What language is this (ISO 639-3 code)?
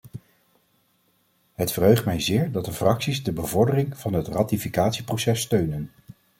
nld